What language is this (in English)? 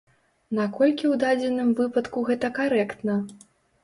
Belarusian